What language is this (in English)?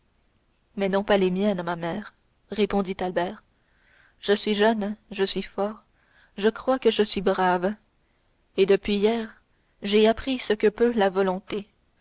French